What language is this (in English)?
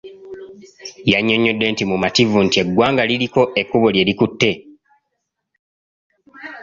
Ganda